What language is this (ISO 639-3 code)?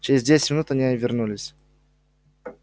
rus